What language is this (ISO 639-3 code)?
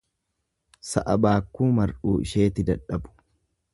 orm